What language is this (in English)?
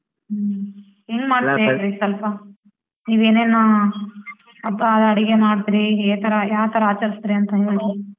Kannada